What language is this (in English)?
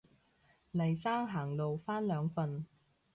Cantonese